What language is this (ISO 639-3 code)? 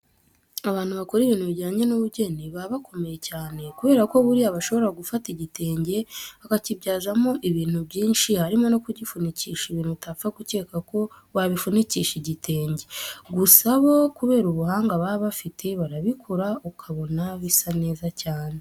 kin